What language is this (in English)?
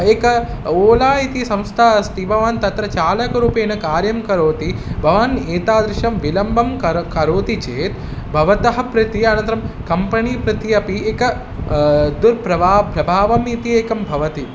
Sanskrit